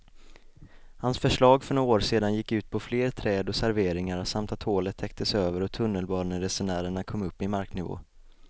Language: Swedish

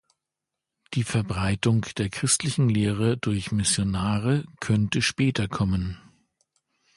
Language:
German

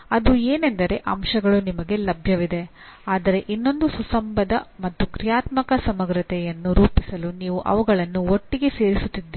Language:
Kannada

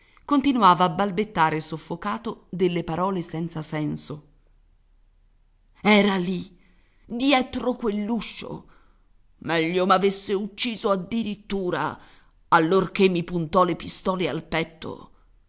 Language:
Italian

